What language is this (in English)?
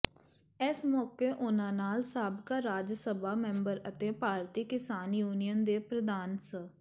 Punjabi